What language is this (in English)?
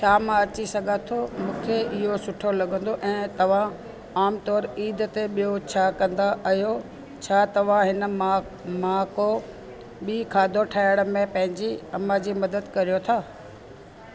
Sindhi